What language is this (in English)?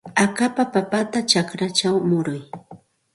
Santa Ana de Tusi Pasco Quechua